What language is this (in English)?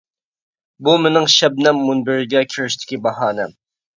Uyghur